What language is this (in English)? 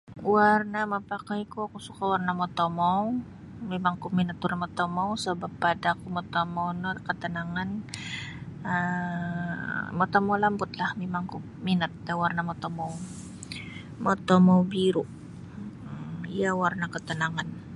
Sabah Bisaya